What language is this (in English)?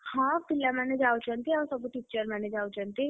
Odia